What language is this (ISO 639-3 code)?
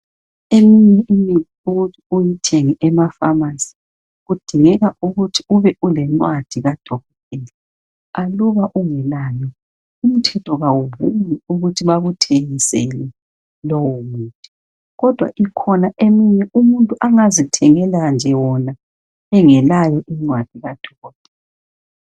nde